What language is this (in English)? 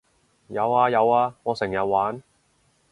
Cantonese